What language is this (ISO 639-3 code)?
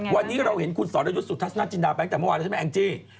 tha